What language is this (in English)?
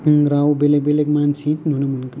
Bodo